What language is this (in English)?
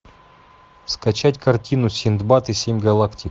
Russian